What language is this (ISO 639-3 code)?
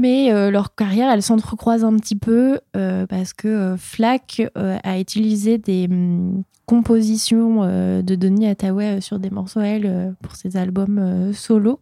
fra